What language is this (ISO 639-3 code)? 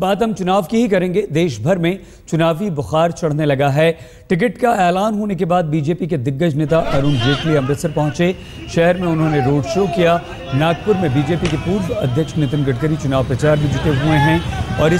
ita